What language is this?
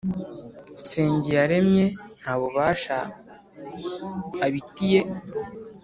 Kinyarwanda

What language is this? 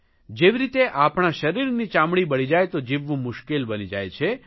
Gujarati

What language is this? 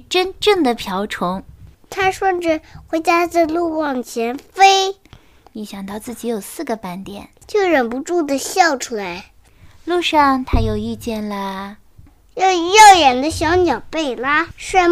Chinese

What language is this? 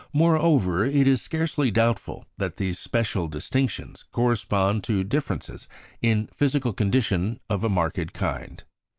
English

